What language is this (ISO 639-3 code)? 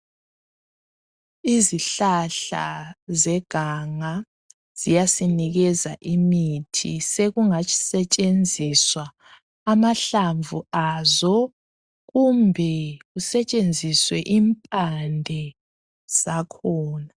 nde